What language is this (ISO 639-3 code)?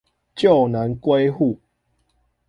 zho